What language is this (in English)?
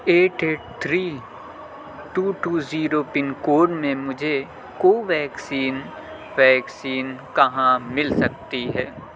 Urdu